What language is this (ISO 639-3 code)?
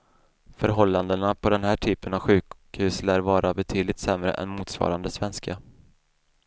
swe